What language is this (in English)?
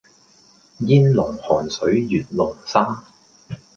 Cantonese